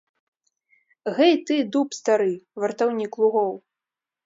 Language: Belarusian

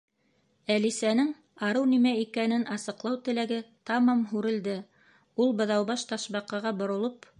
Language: Bashkir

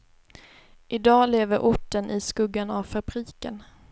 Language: Swedish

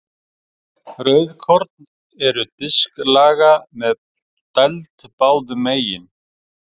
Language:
Icelandic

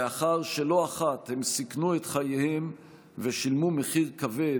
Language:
Hebrew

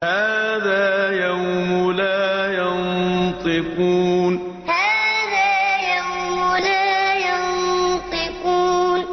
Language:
Arabic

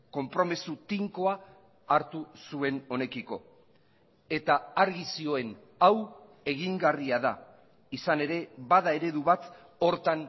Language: Basque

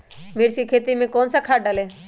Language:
Magahi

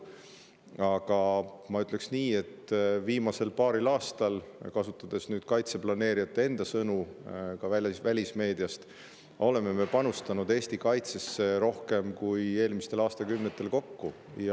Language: Estonian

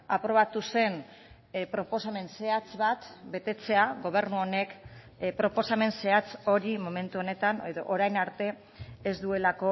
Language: Basque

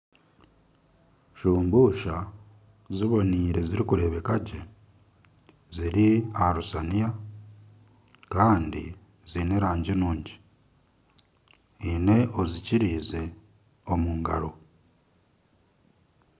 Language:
Nyankole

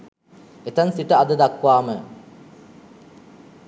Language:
Sinhala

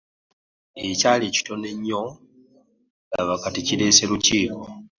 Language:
Ganda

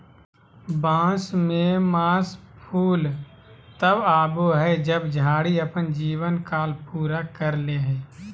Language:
Magahi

